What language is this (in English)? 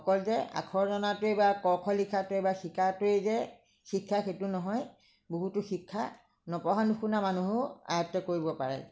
Assamese